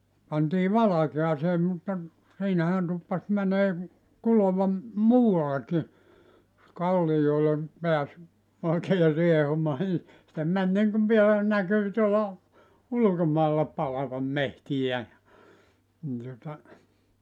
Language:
Finnish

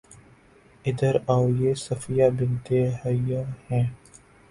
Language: Urdu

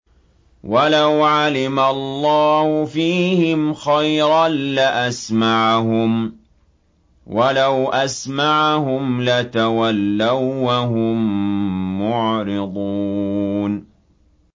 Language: Arabic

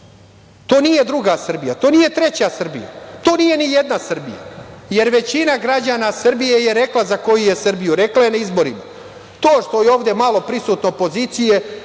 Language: Serbian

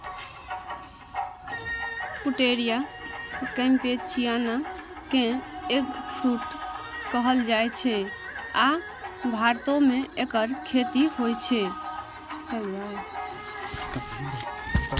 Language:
Maithili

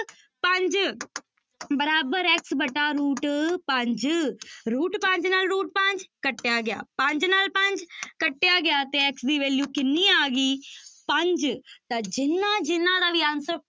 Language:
Punjabi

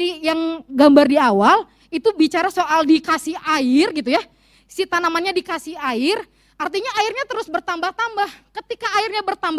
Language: Indonesian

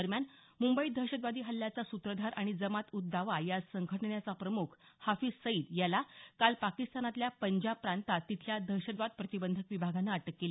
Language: Marathi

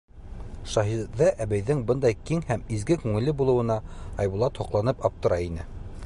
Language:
Bashkir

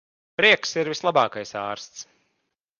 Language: Latvian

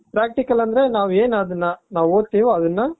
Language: Kannada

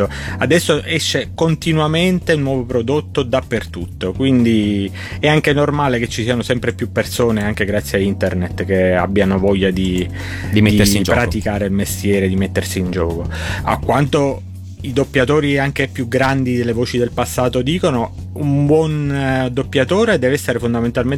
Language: Italian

